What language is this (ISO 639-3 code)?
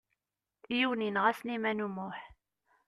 kab